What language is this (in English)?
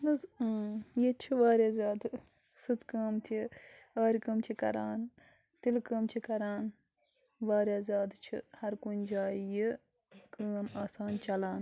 Kashmiri